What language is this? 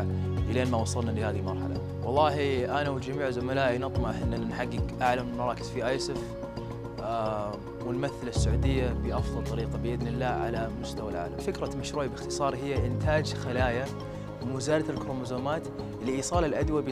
Arabic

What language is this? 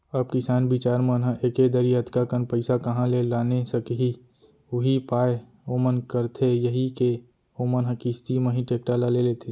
Chhattisgarhi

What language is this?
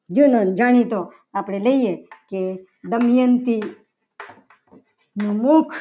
Gujarati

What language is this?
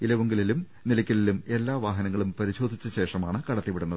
Malayalam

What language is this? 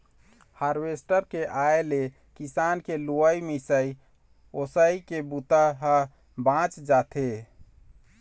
Chhattisgarhi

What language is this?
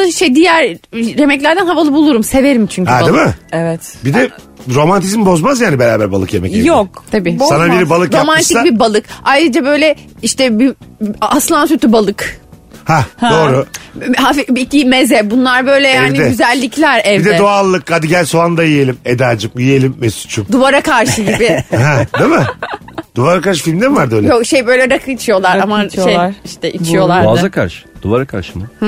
Turkish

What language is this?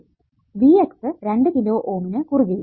Malayalam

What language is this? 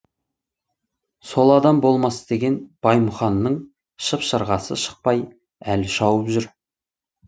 Kazakh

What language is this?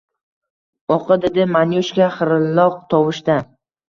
Uzbek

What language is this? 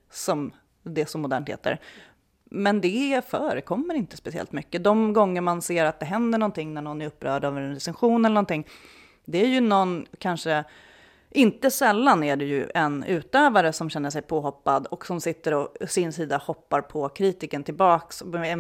Swedish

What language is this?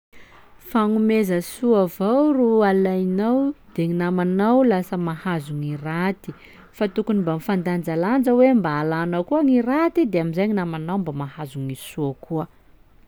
Sakalava Malagasy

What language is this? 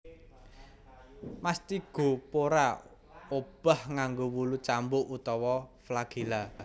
Javanese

